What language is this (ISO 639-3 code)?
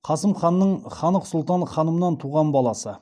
kaz